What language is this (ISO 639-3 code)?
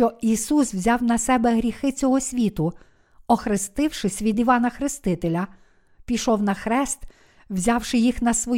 ukr